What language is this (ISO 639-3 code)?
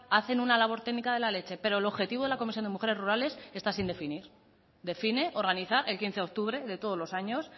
spa